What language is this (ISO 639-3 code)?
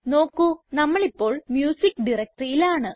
mal